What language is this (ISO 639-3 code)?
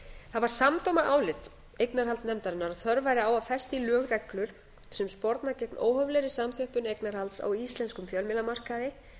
isl